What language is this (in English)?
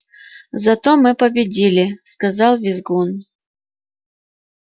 Russian